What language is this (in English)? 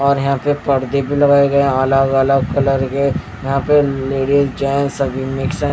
Hindi